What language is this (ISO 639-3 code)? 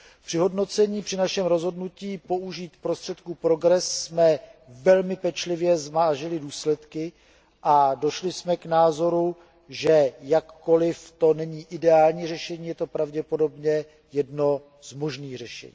ces